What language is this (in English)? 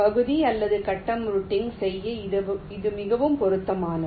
Tamil